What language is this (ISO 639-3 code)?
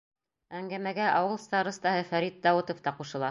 bak